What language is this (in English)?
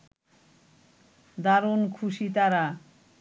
Bangla